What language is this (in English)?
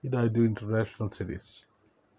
Kannada